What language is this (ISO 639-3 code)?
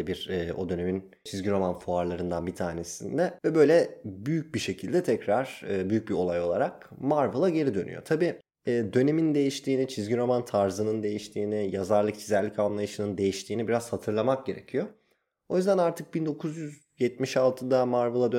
tur